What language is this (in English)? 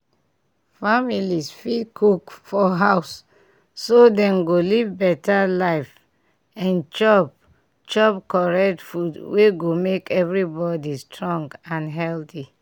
Nigerian Pidgin